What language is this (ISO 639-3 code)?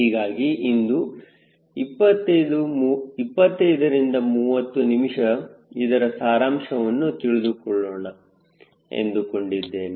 kan